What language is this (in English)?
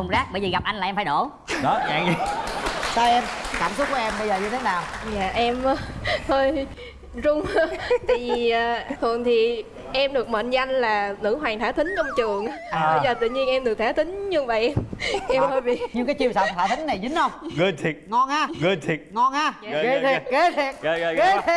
Vietnamese